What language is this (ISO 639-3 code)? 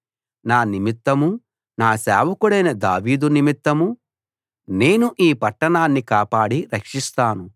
tel